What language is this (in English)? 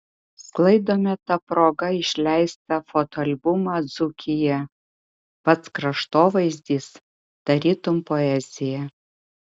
Lithuanian